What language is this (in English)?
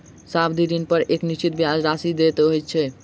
Maithili